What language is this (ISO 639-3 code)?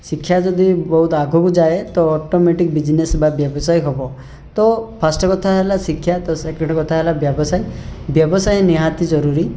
ori